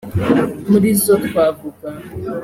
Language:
Kinyarwanda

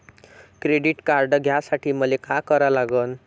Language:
Marathi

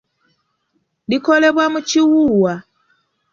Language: Ganda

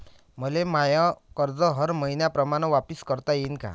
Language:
Marathi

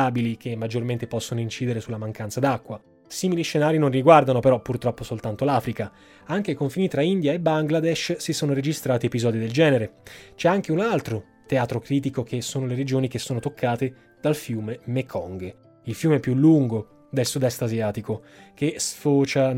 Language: Italian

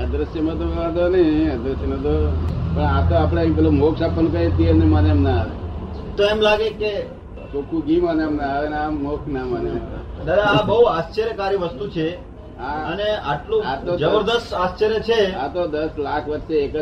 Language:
Gujarati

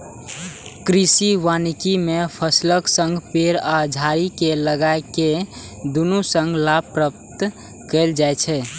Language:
Maithili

